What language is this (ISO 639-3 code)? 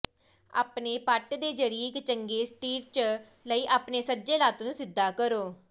pan